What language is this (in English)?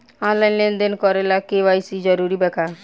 Bhojpuri